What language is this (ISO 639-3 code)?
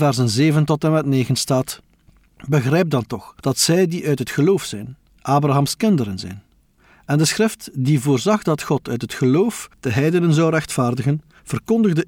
nld